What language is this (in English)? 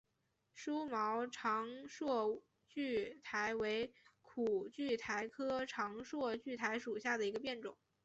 Chinese